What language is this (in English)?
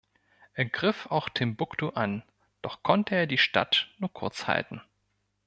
German